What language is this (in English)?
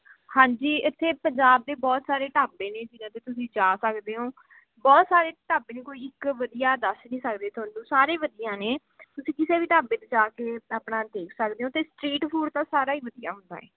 Punjabi